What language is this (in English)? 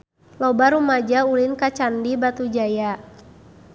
Sundanese